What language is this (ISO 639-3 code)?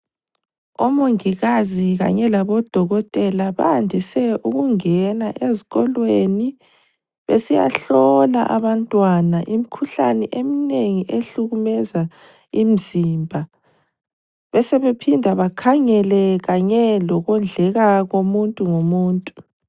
nde